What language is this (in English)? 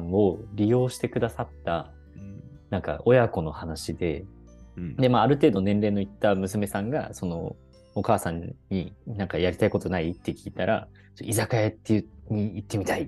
Japanese